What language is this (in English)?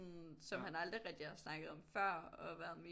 Danish